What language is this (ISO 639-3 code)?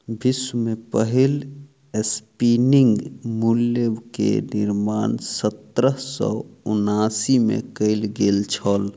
mai